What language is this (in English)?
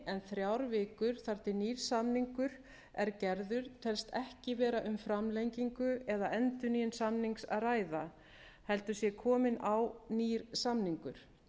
Icelandic